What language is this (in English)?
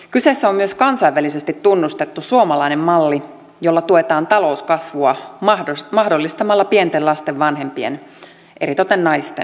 Finnish